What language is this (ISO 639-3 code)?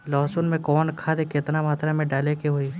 bho